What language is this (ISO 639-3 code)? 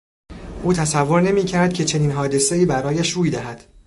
fas